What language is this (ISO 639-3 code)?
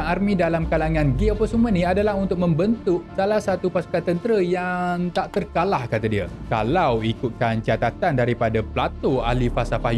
msa